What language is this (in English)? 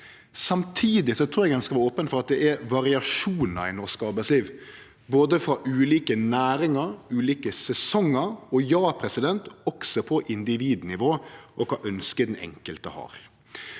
Norwegian